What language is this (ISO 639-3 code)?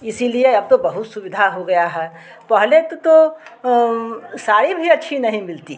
hin